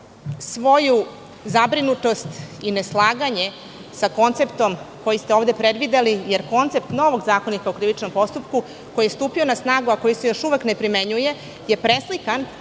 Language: Serbian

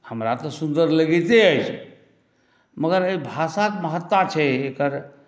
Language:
Maithili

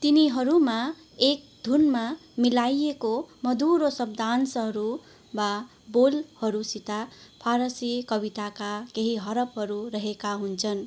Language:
Nepali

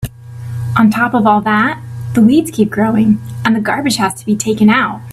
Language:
English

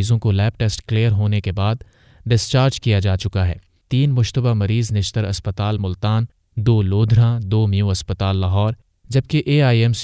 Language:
Urdu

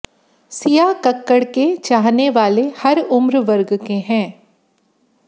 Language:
Hindi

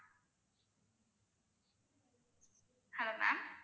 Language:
Tamil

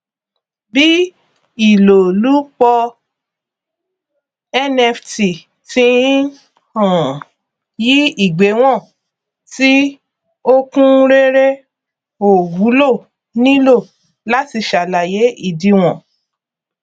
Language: Yoruba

